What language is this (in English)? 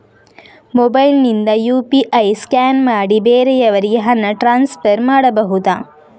Kannada